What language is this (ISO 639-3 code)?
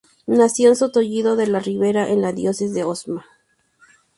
spa